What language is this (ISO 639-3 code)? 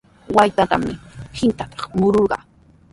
qws